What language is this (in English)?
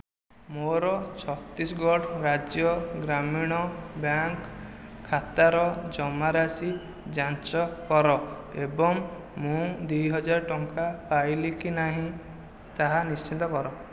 Odia